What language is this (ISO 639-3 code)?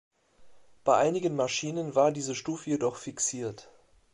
deu